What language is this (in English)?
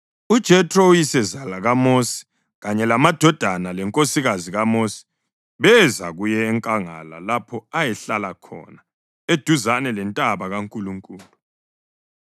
North Ndebele